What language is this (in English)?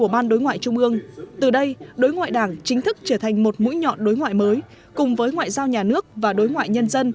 Vietnamese